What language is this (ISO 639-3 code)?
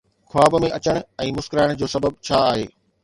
snd